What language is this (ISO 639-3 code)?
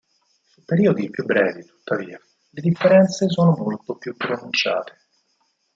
ita